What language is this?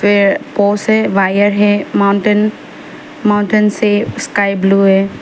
Hindi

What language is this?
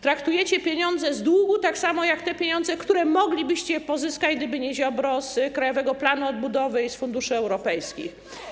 Polish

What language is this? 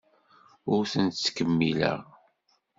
Kabyle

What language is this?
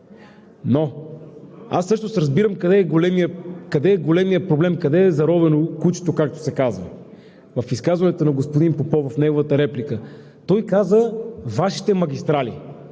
Bulgarian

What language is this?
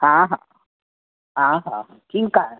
Sindhi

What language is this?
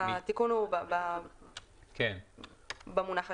Hebrew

